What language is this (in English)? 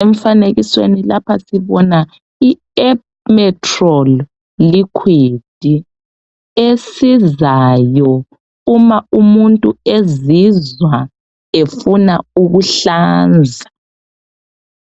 North Ndebele